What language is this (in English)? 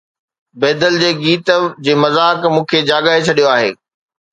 Sindhi